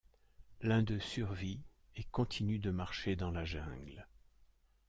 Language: French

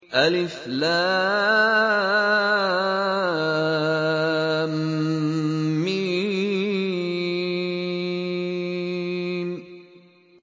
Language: Arabic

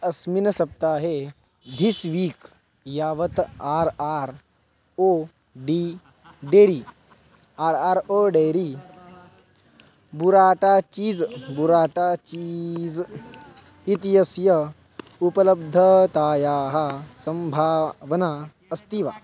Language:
Sanskrit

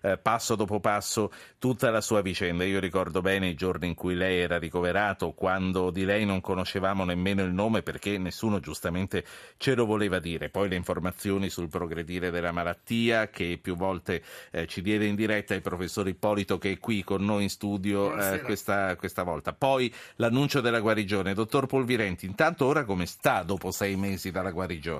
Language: Italian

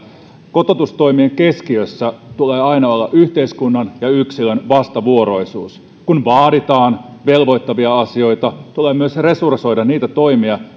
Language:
Finnish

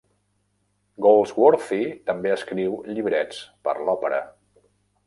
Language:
Catalan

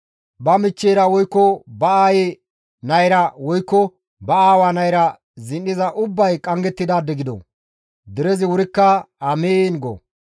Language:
Gamo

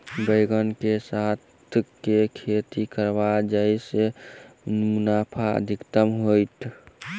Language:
Maithili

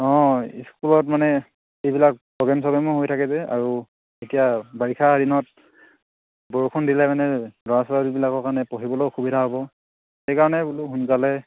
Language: Assamese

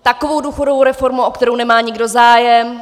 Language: Czech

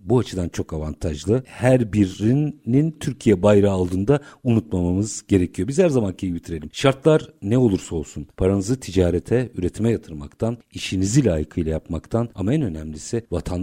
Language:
Turkish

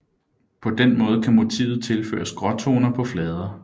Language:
Danish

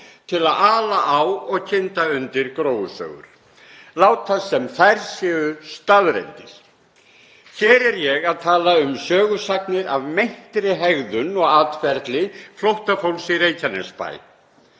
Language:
Icelandic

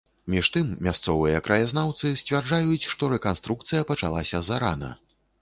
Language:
Belarusian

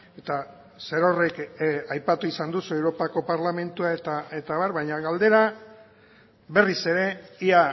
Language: Basque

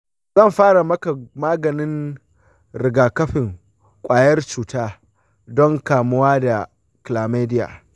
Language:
Hausa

